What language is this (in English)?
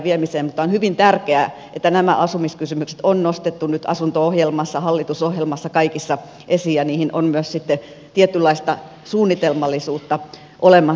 Finnish